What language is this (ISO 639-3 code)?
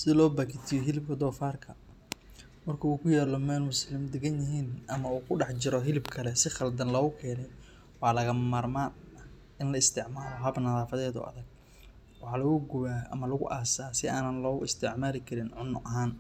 som